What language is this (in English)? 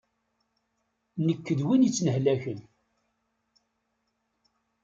Kabyle